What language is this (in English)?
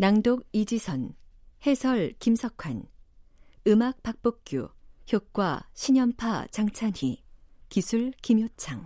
Korean